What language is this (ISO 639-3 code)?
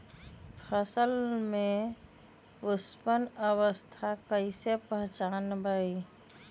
mag